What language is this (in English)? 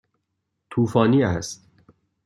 Persian